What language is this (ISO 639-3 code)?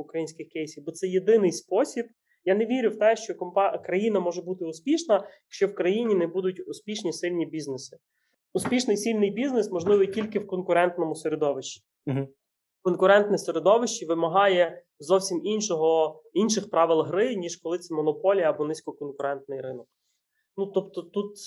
ukr